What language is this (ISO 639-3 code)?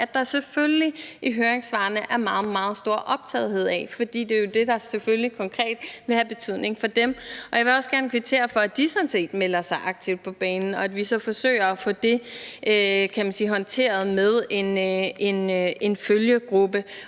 dan